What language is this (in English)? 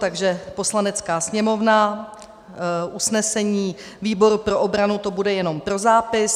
Czech